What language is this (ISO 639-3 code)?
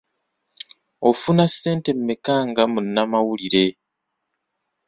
lug